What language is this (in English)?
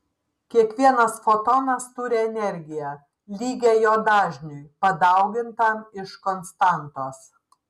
Lithuanian